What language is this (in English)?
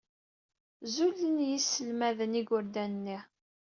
Kabyle